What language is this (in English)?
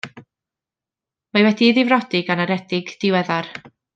Welsh